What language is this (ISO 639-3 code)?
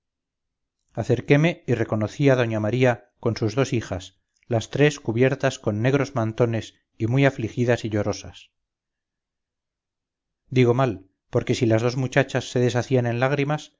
spa